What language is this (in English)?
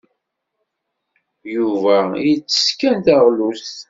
Kabyle